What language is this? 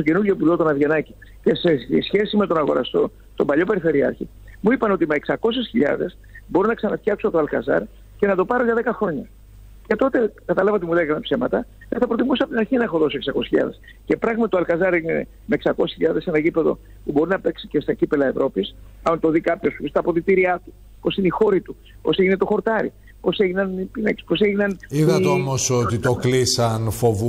Greek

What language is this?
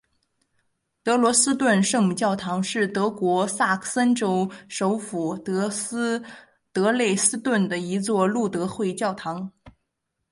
Chinese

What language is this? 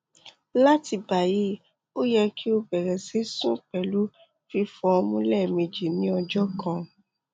Yoruba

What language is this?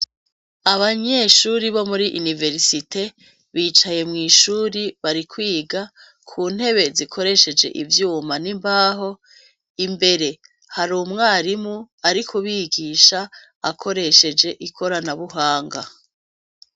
Rundi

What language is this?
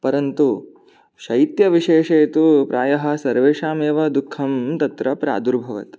Sanskrit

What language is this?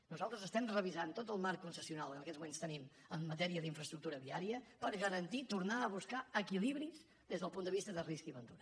Catalan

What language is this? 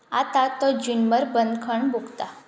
Konkani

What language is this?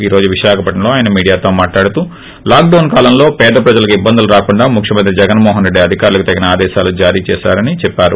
Telugu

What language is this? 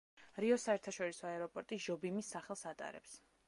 Georgian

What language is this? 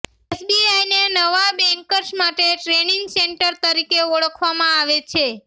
Gujarati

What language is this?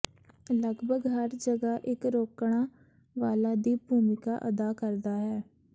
Punjabi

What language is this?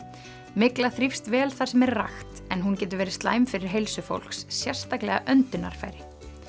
Icelandic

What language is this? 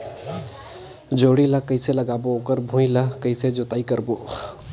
Chhattisgarhi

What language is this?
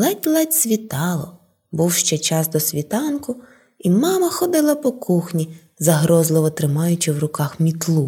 Ukrainian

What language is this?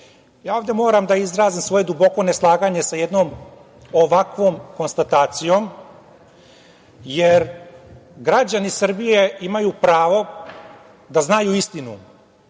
Serbian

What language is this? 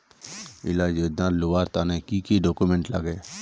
Magahi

